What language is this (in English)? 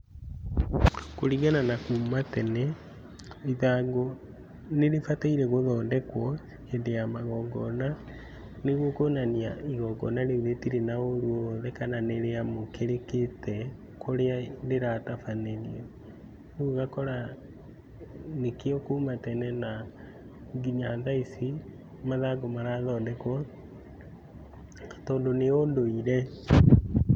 Kikuyu